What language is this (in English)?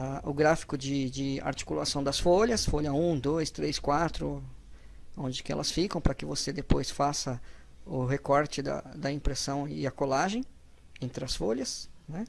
Portuguese